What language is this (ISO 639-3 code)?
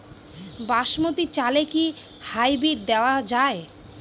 ben